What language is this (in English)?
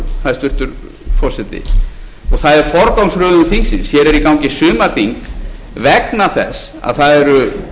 Icelandic